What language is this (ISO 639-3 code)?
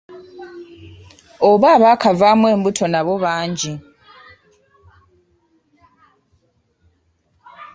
lug